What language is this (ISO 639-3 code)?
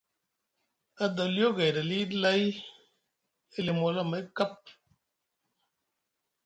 mug